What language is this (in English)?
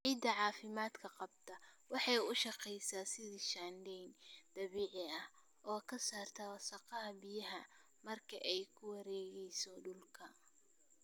Somali